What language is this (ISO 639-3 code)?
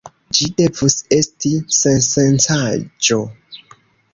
epo